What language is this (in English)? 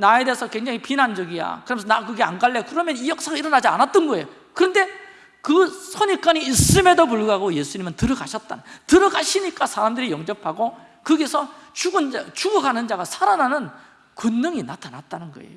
Korean